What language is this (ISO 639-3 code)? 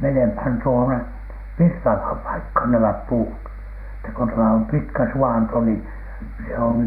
fin